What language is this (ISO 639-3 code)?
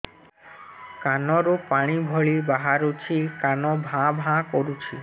ori